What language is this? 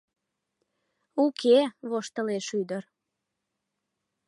Mari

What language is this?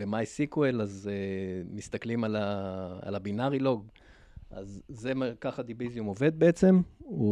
Hebrew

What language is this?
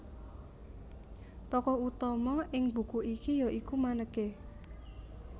Javanese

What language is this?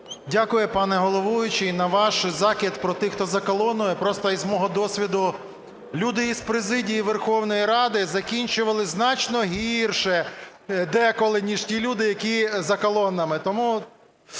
Ukrainian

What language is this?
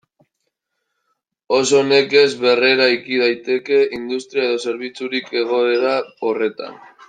Basque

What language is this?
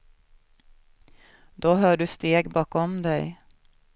Swedish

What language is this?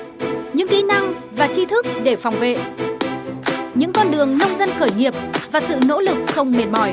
Vietnamese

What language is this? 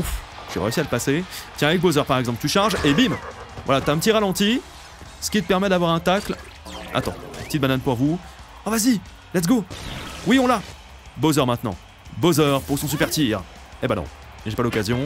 French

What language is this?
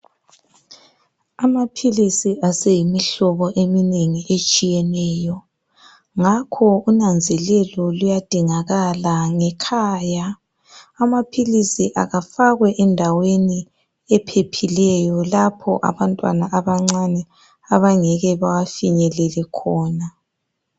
North Ndebele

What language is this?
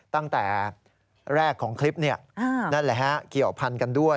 Thai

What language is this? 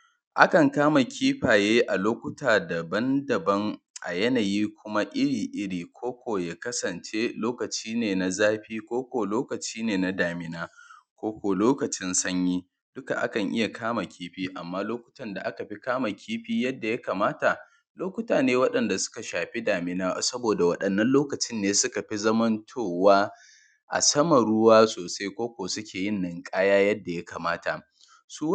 Hausa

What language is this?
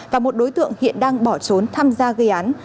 Vietnamese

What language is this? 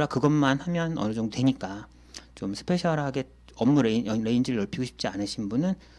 Korean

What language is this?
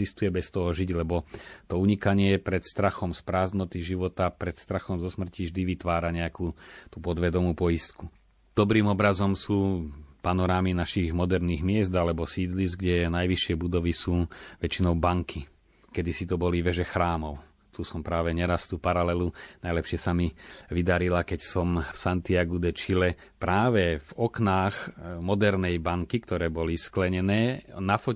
Slovak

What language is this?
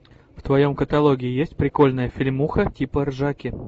Russian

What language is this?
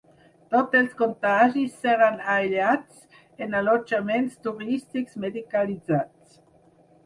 Catalan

